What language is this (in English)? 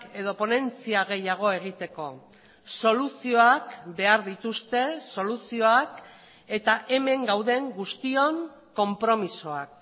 Basque